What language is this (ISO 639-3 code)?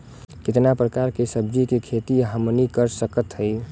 bho